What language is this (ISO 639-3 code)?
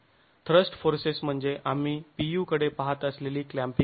mar